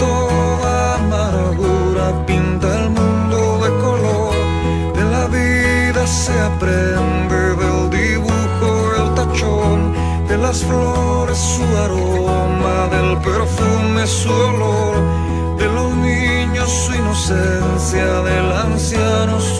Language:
Romanian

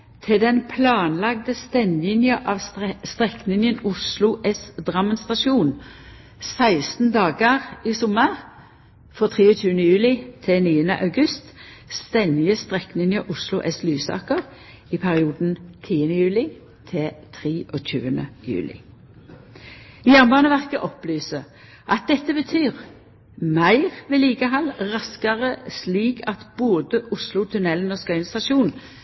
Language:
Norwegian Nynorsk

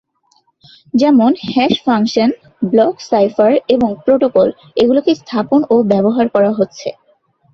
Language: Bangla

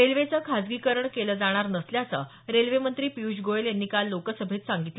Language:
Marathi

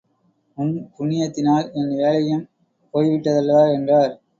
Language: Tamil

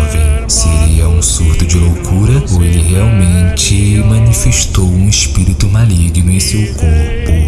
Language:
Portuguese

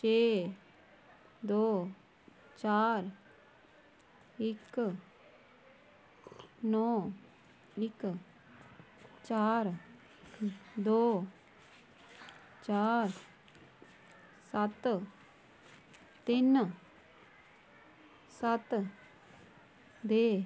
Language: Dogri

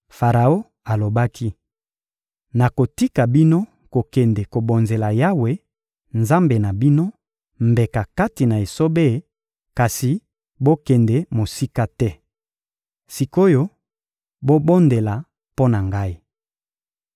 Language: Lingala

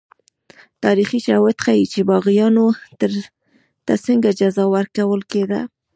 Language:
Pashto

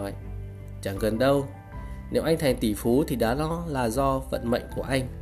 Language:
Vietnamese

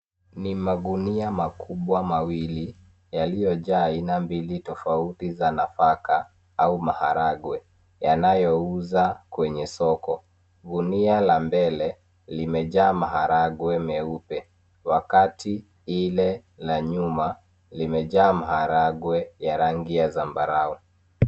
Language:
Swahili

